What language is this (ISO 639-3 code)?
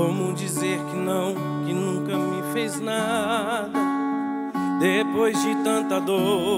por